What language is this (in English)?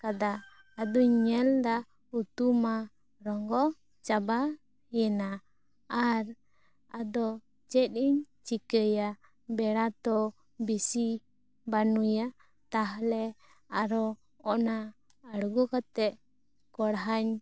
Santali